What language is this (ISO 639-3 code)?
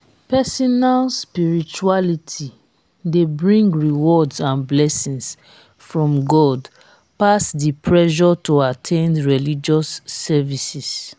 pcm